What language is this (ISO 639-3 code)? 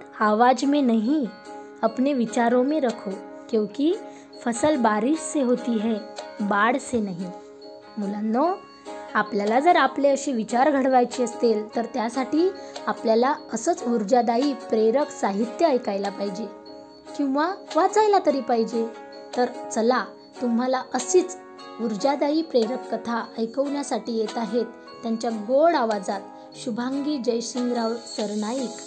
mar